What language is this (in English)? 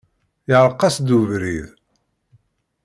Kabyle